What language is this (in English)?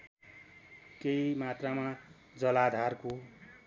Nepali